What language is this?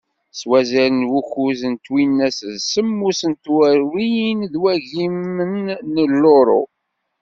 Kabyle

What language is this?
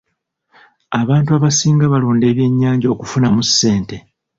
Ganda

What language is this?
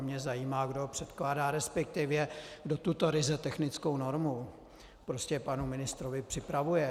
Czech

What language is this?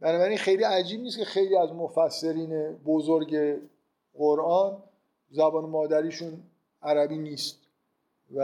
Persian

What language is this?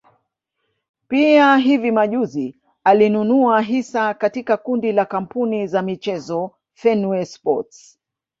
Swahili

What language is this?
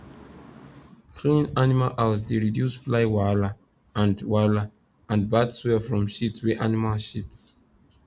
Nigerian Pidgin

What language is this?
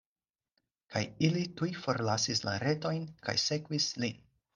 Esperanto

